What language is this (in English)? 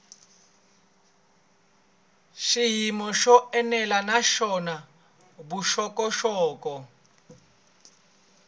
Tsonga